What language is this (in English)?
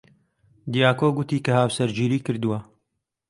Central Kurdish